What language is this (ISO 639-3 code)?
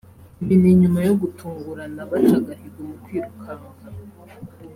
kin